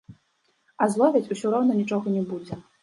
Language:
Belarusian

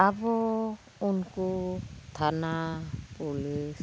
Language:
Santali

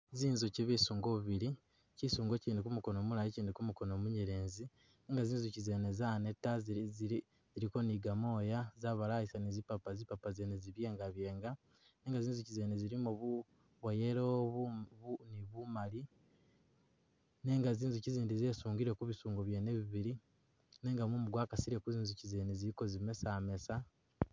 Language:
Masaaba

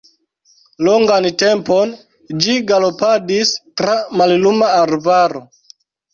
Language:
Esperanto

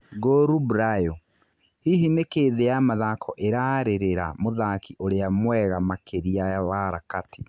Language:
Kikuyu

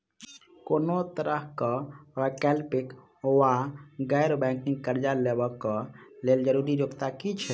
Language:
Maithili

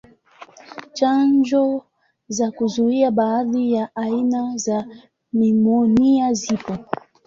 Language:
Swahili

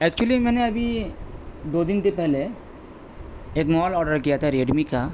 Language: Urdu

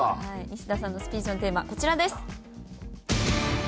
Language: Japanese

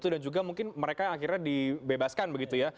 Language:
Indonesian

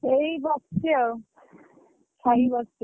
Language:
Odia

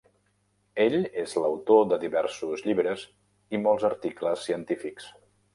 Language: Catalan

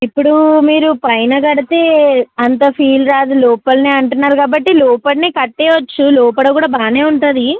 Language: Telugu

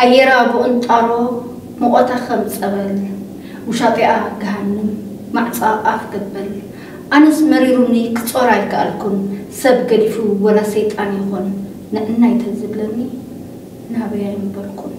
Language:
Arabic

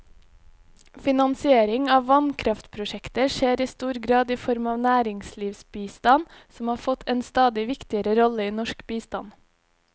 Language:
Norwegian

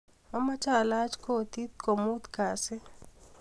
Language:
Kalenjin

